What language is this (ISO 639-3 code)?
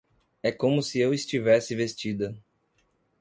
por